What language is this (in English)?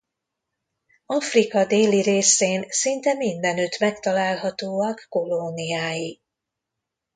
Hungarian